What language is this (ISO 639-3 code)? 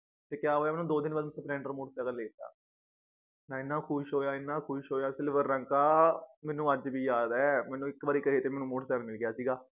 pan